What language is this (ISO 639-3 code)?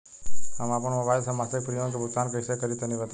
bho